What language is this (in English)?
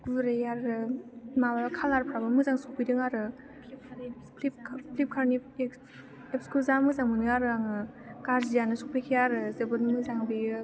Bodo